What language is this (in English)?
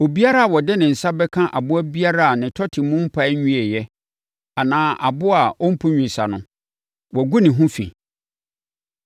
Akan